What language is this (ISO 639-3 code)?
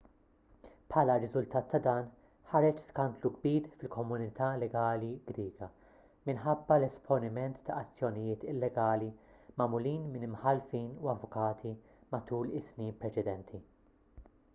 mlt